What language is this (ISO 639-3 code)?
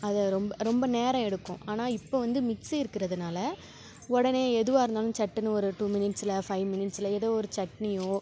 tam